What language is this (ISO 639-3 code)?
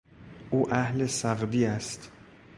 fas